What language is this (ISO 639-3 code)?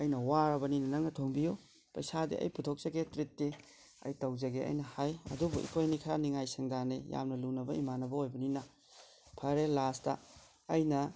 mni